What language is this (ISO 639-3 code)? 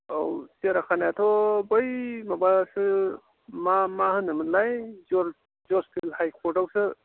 brx